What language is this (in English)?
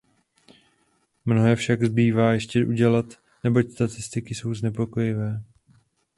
Czech